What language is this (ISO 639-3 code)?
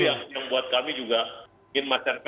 ind